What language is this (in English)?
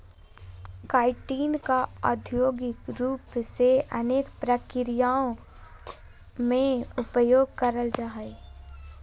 Magahi